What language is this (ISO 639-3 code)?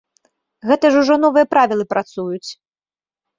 bel